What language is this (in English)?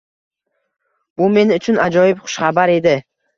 Uzbek